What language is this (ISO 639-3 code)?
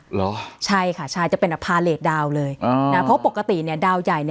tha